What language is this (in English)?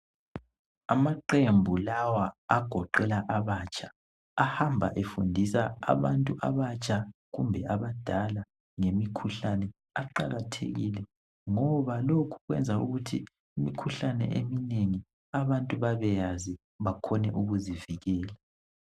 North Ndebele